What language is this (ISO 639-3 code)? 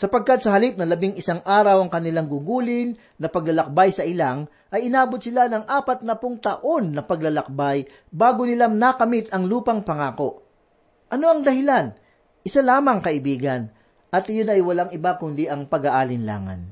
fil